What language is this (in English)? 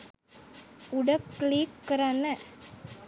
Sinhala